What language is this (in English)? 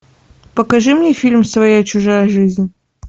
Russian